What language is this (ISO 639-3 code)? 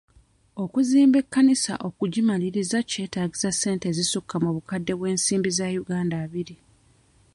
lug